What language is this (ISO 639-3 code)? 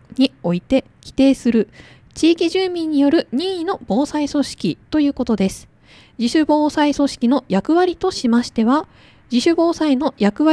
jpn